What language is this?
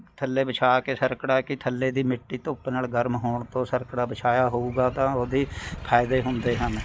Punjabi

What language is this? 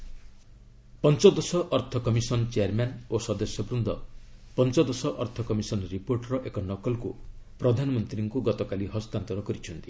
Odia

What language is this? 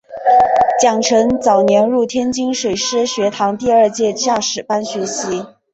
Chinese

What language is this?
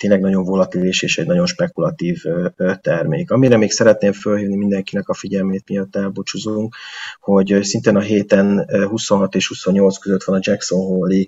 Hungarian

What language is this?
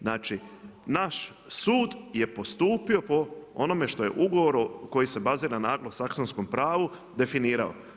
Croatian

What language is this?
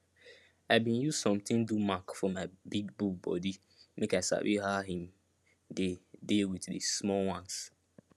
Nigerian Pidgin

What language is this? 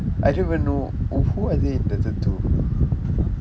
English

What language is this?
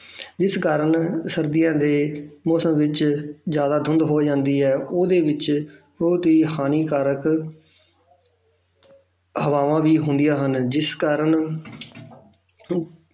Punjabi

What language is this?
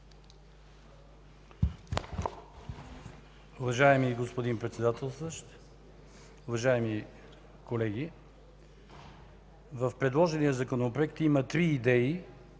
Bulgarian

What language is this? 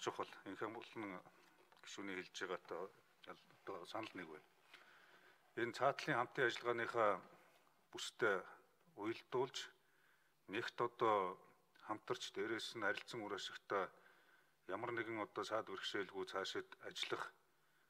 Romanian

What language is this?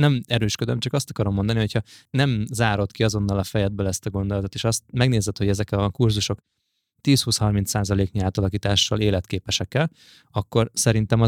Hungarian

